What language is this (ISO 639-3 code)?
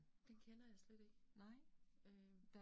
dan